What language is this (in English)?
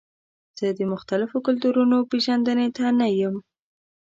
Pashto